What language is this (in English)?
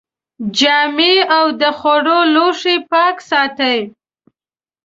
Pashto